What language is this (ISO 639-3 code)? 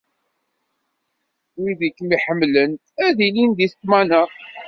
kab